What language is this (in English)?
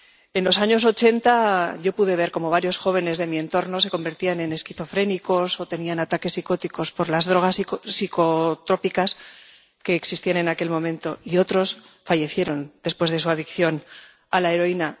Spanish